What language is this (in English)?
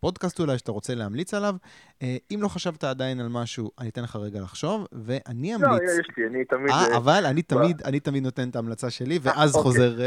Hebrew